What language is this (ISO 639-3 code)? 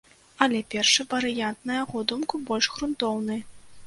bel